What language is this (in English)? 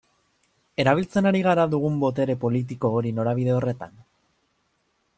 Basque